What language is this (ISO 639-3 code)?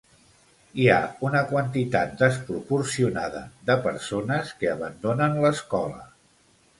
cat